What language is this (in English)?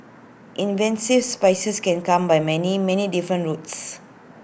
English